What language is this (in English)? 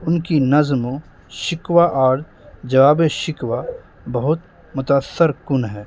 Urdu